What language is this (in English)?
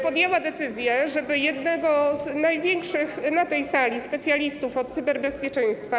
Polish